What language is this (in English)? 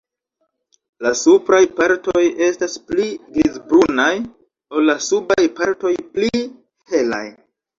Esperanto